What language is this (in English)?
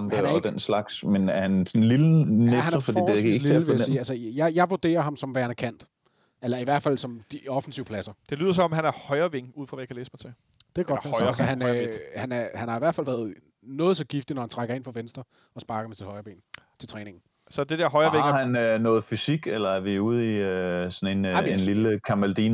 Danish